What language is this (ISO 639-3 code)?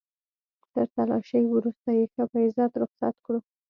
pus